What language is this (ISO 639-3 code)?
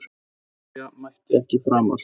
isl